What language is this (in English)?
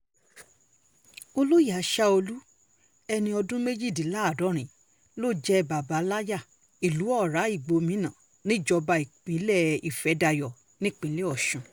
Yoruba